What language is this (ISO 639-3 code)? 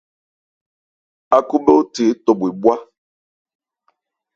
ebr